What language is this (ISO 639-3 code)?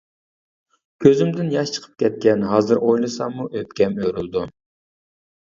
uig